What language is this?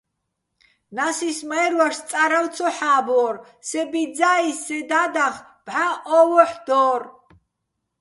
Bats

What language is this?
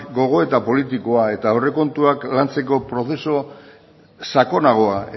Basque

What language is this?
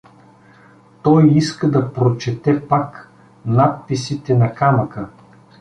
Bulgarian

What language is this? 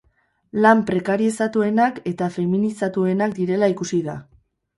Basque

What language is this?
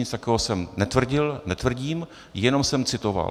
Czech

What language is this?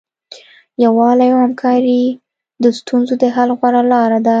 Pashto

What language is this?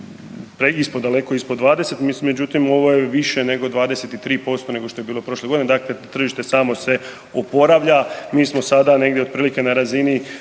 Croatian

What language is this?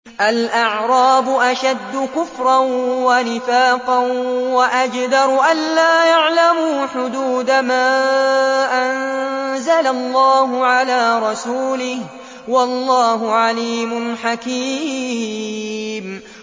Arabic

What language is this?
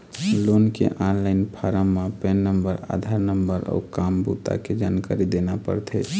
Chhattisgarhi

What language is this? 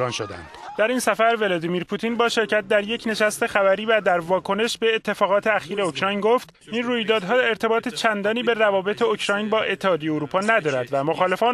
Persian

